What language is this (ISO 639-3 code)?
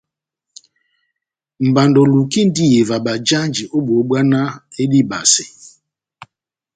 bnm